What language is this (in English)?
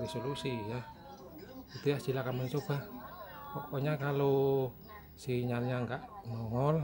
Indonesian